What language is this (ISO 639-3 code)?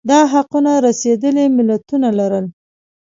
pus